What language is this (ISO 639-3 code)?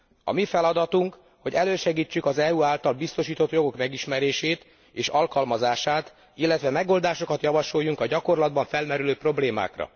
hun